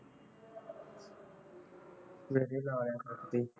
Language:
Punjabi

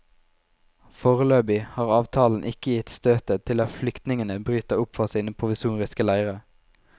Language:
Norwegian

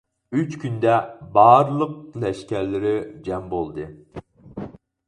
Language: Uyghur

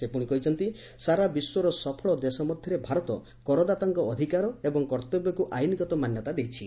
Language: Odia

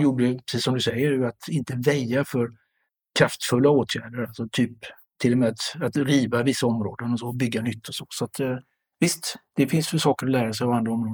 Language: Swedish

